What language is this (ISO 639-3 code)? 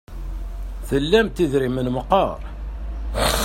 kab